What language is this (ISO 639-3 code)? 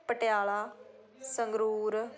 pan